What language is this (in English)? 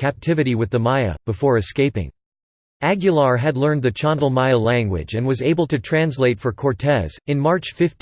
English